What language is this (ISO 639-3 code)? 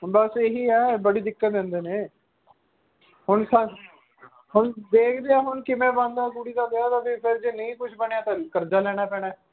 pan